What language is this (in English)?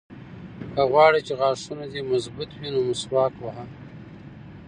Pashto